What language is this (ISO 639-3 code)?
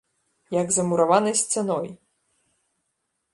bel